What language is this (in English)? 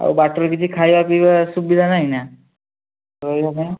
Odia